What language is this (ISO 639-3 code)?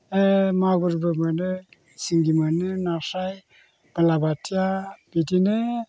brx